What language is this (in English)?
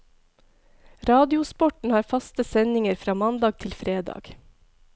Norwegian